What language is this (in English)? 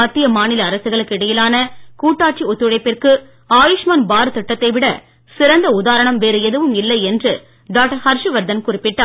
Tamil